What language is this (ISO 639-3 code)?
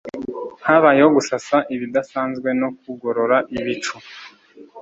kin